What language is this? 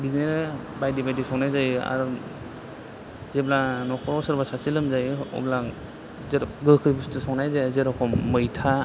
Bodo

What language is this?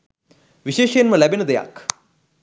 Sinhala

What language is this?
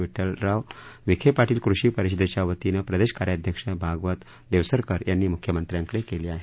Marathi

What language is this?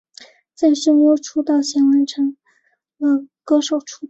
Chinese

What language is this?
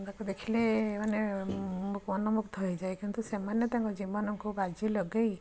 Odia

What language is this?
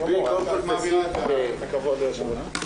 Hebrew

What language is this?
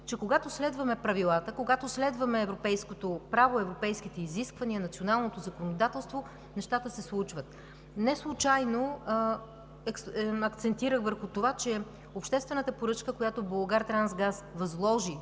Bulgarian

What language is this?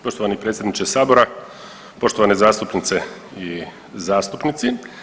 Croatian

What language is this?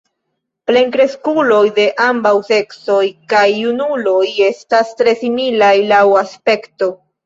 Esperanto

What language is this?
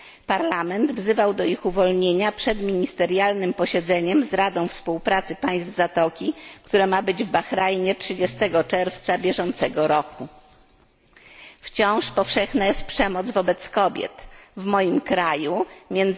Polish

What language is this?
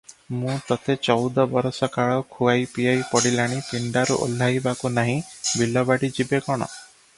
Odia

